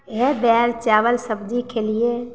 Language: Maithili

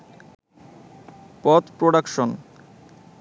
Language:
Bangla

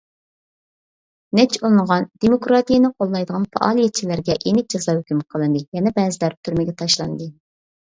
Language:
Uyghur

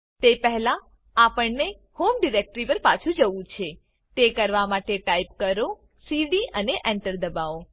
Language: Gujarati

